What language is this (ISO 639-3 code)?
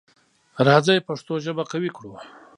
pus